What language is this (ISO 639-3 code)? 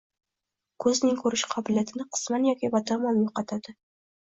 uzb